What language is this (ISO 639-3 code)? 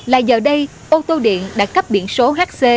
vie